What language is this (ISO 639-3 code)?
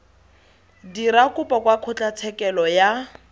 tsn